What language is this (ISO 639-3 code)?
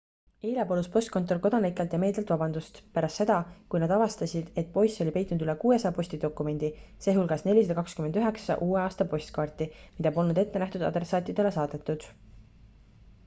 est